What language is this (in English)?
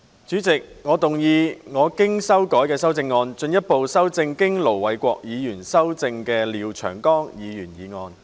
Cantonese